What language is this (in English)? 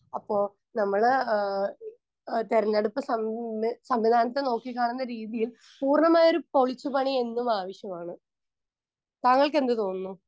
Malayalam